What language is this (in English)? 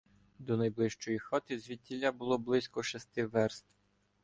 Ukrainian